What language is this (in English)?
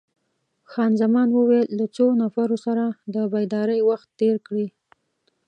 Pashto